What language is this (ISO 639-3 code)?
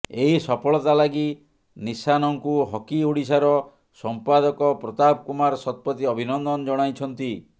ori